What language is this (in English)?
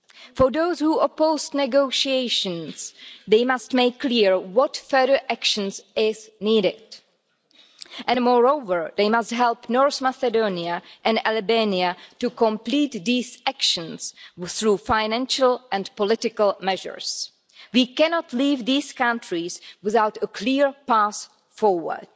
English